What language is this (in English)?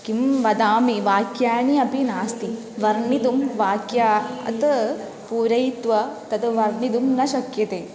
Sanskrit